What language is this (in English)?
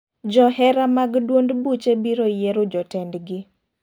Luo (Kenya and Tanzania)